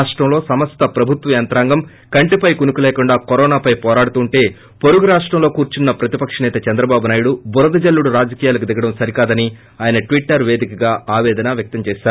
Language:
Telugu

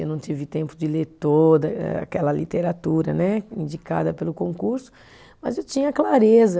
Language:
Portuguese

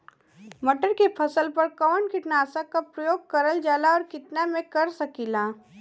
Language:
Bhojpuri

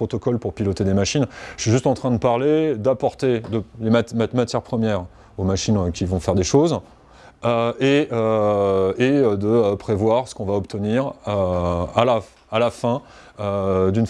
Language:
French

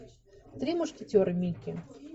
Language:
Russian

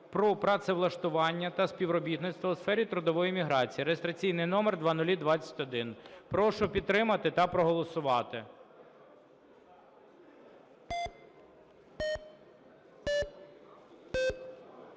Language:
Ukrainian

